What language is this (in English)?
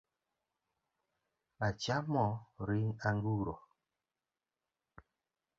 Luo (Kenya and Tanzania)